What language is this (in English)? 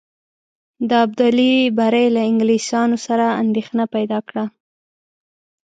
Pashto